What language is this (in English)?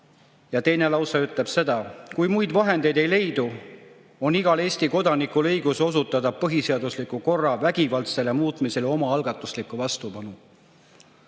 Estonian